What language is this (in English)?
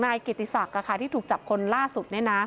Thai